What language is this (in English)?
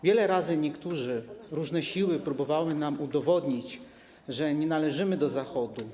Polish